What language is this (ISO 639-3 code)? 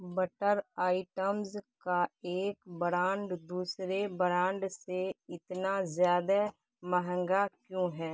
urd